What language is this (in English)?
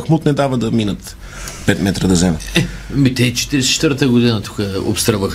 Bulgarian